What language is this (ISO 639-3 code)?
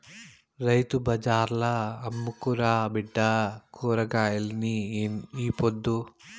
tel